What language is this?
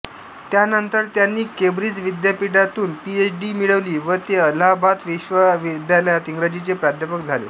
Marathi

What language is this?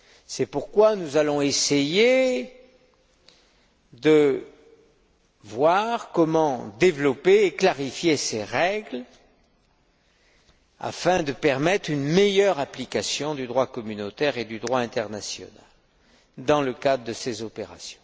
French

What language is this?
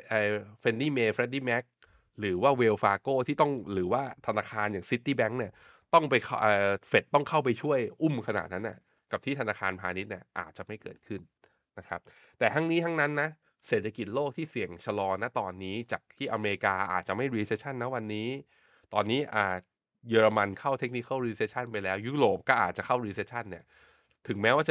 Thai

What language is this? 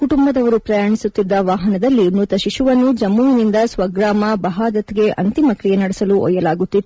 Kannada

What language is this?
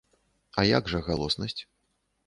Belarusian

